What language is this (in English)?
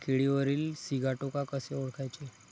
Marathi